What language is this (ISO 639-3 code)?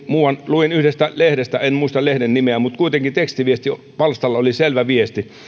fin